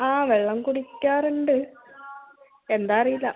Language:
Malayalam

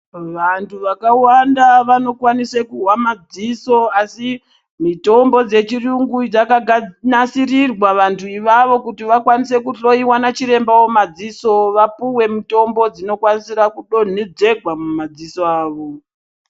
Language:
Ndau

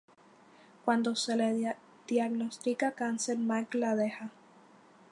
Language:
Spanish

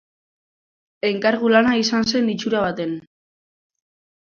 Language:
Basque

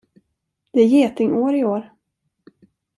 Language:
Swedish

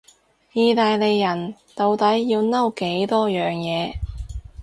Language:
Cantonese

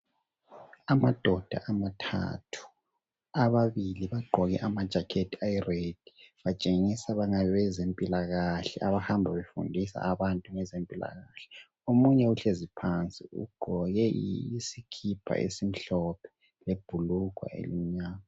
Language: North Ndebele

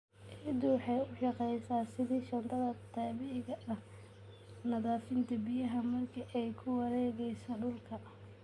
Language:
Somali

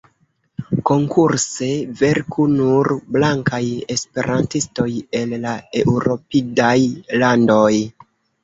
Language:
Esperanto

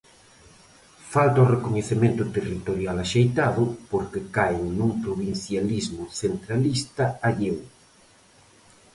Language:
Galician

